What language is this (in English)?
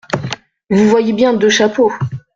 French